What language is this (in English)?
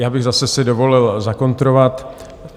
Czech